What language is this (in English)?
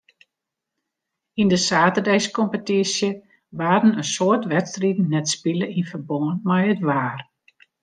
Western Frisian